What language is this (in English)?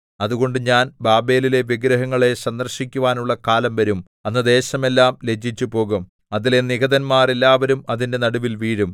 Malayalam